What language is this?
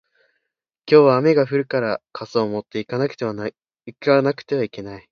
Japanese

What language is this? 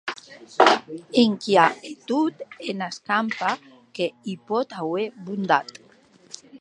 Occitan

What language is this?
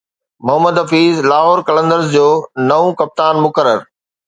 Sindhi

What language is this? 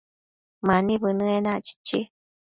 Matsés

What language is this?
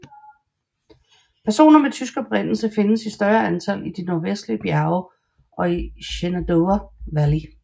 Danish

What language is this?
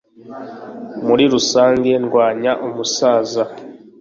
Kinyarwanda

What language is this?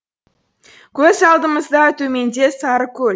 Kazakh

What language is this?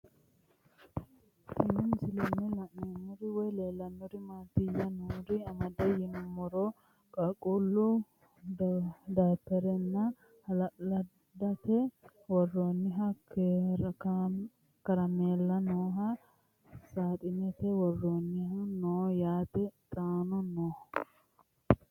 Sidamo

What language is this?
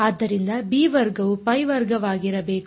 Kannada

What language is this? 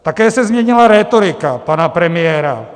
Czech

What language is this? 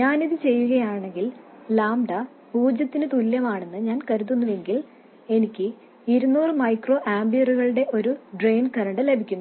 Malayalam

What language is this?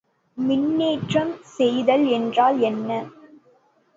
Tamil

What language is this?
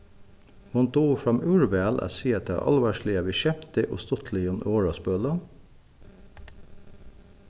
Faroese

